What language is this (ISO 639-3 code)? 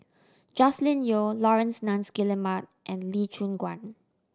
eng